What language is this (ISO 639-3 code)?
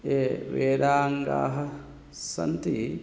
san